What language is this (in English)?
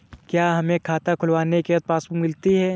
Hindi